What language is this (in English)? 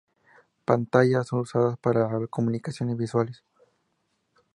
Spanish